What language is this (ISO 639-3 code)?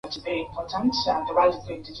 swa